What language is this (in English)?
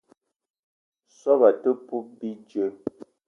Eton (Cameroon)